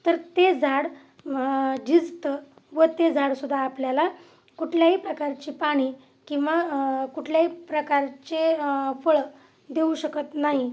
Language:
Marathi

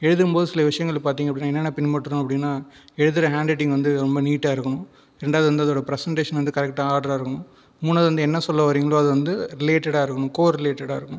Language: Tamil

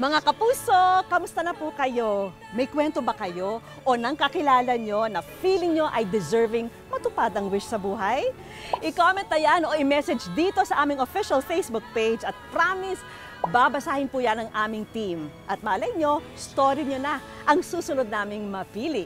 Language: Filipino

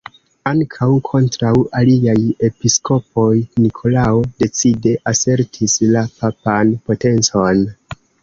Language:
Esperanto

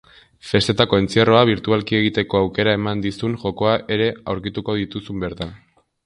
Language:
Basque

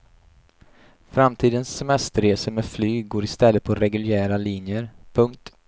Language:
Swedish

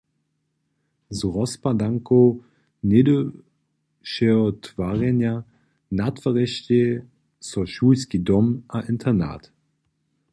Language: Upper Sorbian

